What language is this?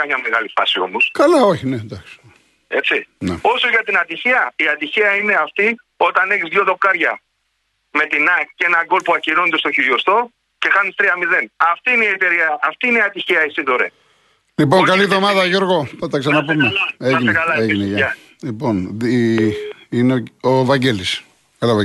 Greek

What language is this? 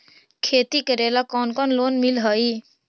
Magahi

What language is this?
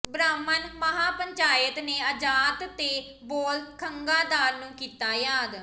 Punjabi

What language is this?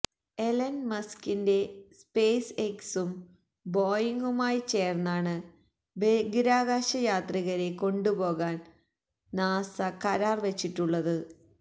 Malayalam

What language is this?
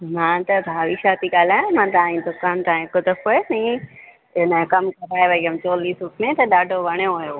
Sindhi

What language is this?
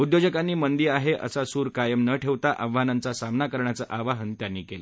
Marathi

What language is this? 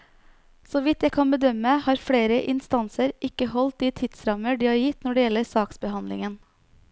Norwegian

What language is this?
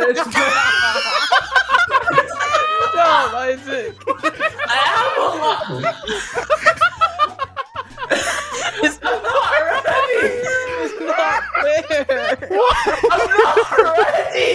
English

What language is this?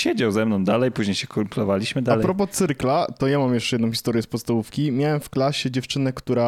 Polish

